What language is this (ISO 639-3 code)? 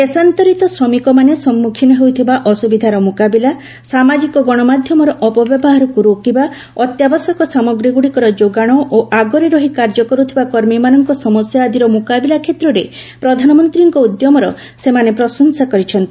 ori